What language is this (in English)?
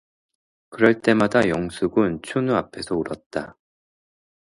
Korean